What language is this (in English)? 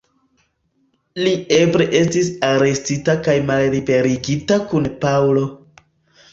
Esperanto